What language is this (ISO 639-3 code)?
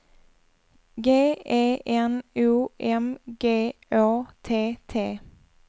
swe